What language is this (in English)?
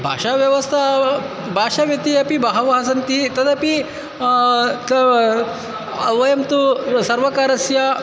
Sanskrit